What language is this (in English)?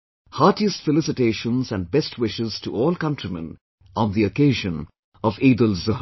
English